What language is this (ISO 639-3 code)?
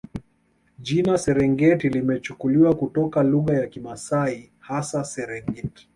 swa